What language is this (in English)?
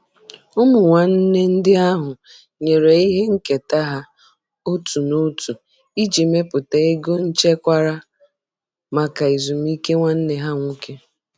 Igbo